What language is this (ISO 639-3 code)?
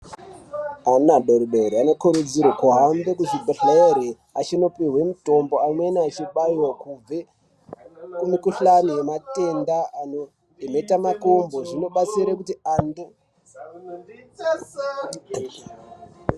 ndc